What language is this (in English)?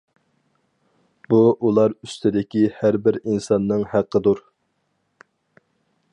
Uyghur